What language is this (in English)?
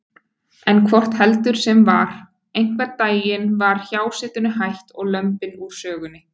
Icelandic